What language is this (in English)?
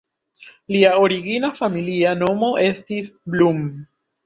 Esperanto